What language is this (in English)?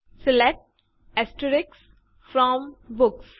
Gujarati